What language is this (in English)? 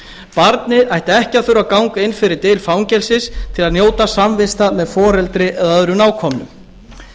Icelandic